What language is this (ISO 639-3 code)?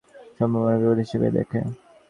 ben